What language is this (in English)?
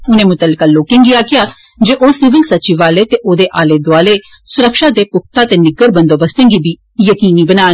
Dogri